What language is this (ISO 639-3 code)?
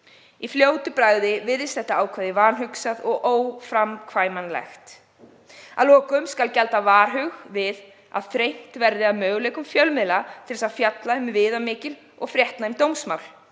isl